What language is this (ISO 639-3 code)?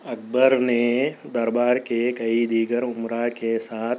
urd